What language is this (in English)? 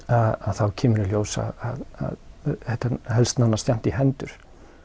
Icelandic